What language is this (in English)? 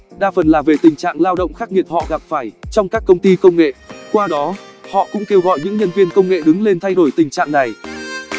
Vietnamese